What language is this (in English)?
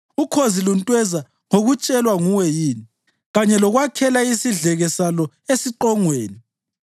North Ndebele